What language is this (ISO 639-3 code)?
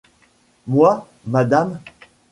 fra